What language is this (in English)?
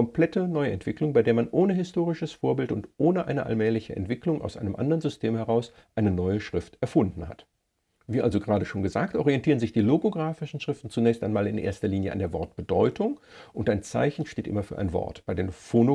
German